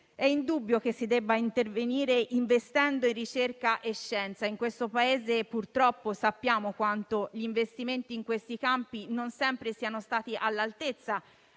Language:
Italian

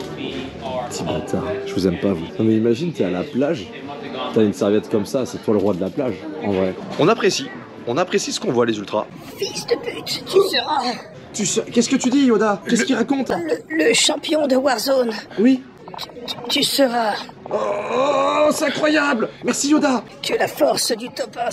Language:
French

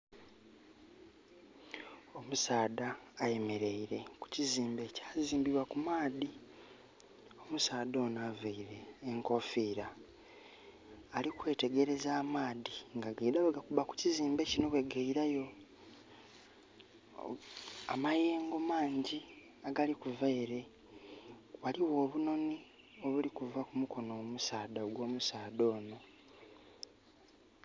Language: Soga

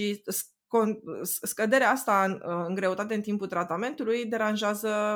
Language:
Romanian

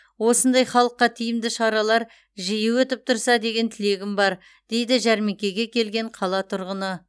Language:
Kazakh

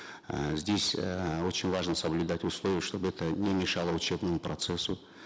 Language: Kazakh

